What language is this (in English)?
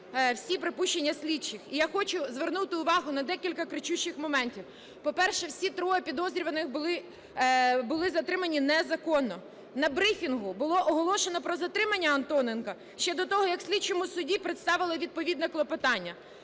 Ukrainian